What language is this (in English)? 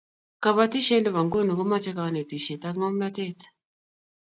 Kalenjin